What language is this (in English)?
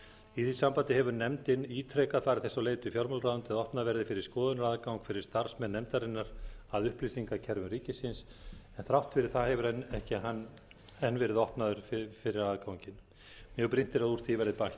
Icelandic